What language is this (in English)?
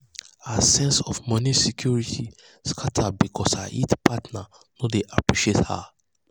Nigerian Pidgin